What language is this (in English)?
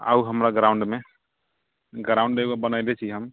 Maithili